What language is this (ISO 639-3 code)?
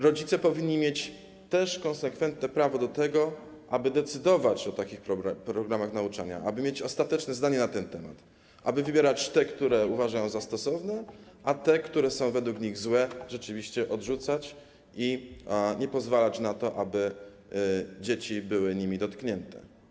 pol